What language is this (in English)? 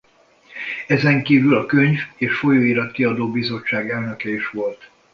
Hungarian